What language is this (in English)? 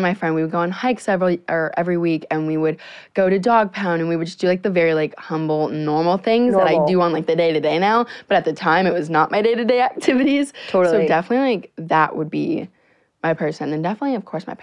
English